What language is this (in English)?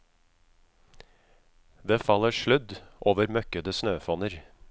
Norwegian